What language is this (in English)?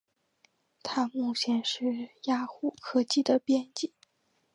Chinese